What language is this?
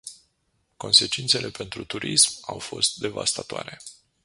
Romanian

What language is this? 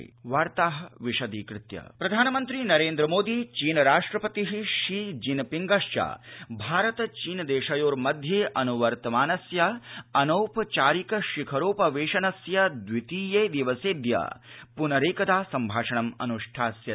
Sanskrit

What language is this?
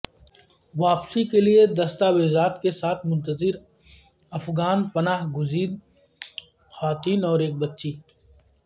Urdu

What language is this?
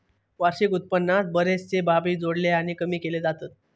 Marathi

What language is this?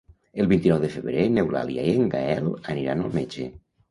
Catalan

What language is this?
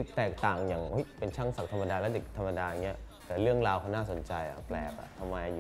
Thai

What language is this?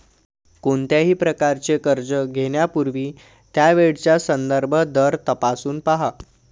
Marathi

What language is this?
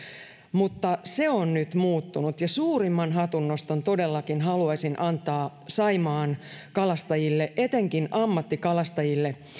Finnish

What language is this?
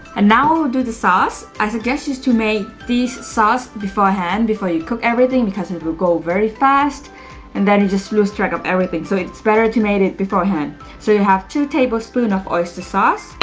English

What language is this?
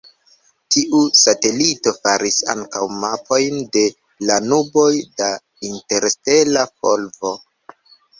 Esperanto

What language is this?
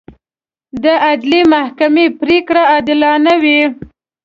Pashto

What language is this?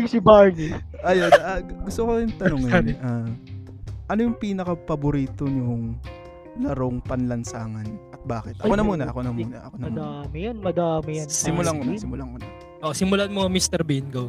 Filipino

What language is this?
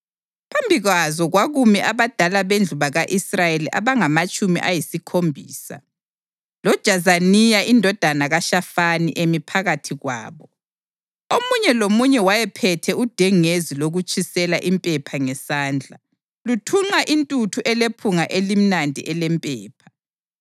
North Ndebele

